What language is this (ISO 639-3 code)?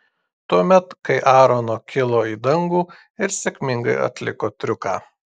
lit